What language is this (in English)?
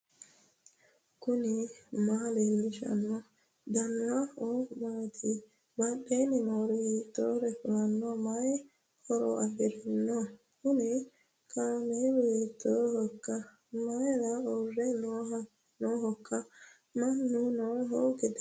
Sidamo